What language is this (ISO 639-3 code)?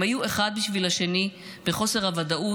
heb